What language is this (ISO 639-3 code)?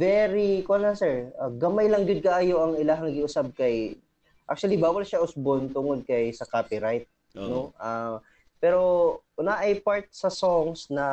fil